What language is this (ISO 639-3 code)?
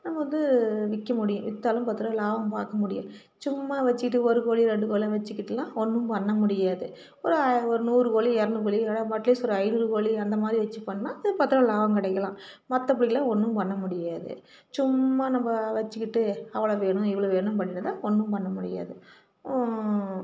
tam